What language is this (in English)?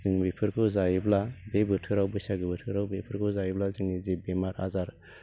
Bodo